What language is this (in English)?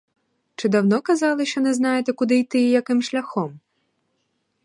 Ukrainian